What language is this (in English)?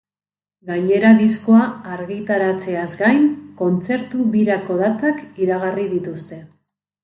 Basque